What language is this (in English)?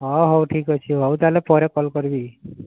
Odia